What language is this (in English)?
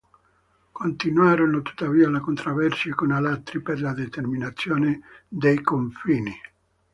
Italian